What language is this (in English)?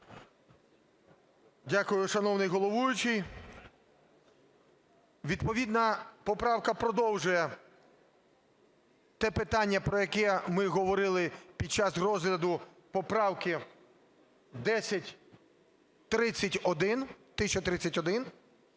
Ukrainian